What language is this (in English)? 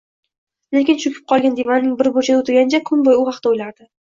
Uzbek